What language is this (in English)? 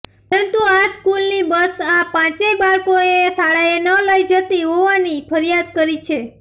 Gujarati